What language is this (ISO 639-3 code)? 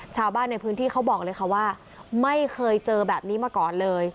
tha